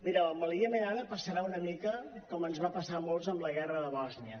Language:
Catalan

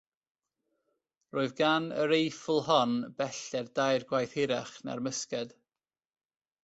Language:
Welsh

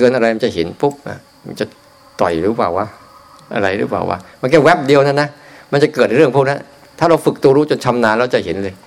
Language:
Thai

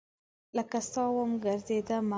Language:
Pashto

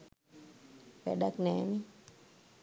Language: Sinhala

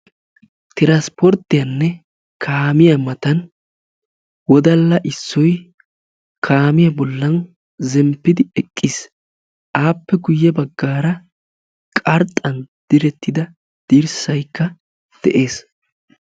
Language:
Wolaytta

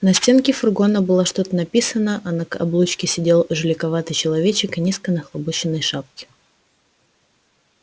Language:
Russian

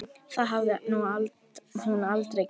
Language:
Icelandic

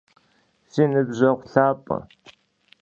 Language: Kabardian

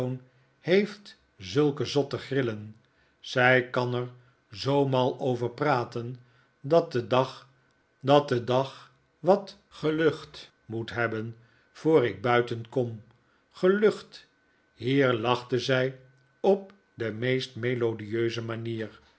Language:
Dutch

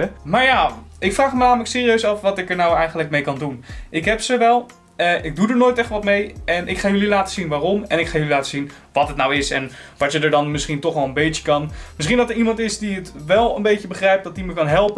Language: Dutch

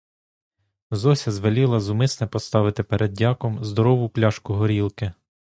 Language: Ukrainian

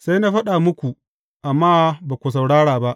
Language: Hausa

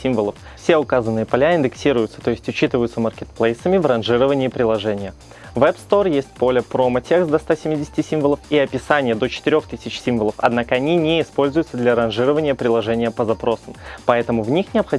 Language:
Russian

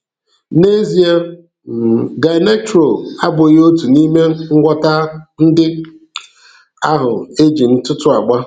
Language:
Igbo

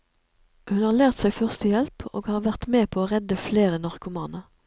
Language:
Norwegian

